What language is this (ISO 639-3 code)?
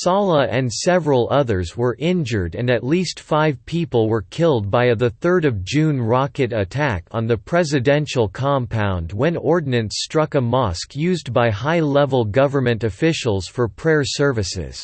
eng